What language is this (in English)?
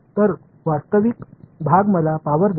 Marathi